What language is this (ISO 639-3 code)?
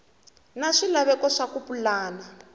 tso